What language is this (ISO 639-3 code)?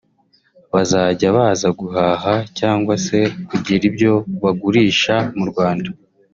kin